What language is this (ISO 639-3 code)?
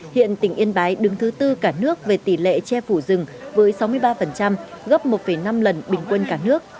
vie